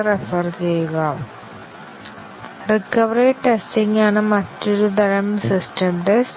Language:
Malayalam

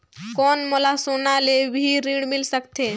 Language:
Chhattisgarhi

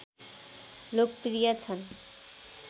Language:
Nepali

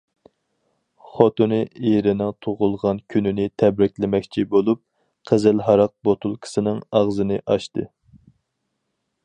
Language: Uyghur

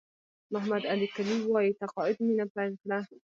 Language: Pashto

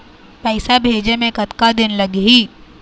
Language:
Chhattisgarhi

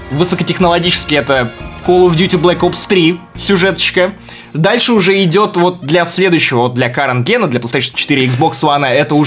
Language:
Russian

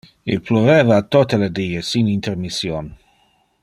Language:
Interlingua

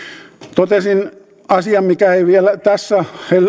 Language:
Finnish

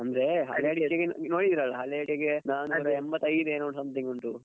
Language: Kannada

